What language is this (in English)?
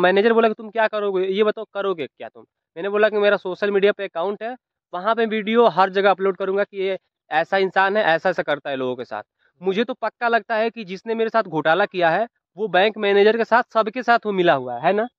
Hindi